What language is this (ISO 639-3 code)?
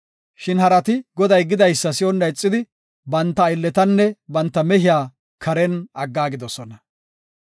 gof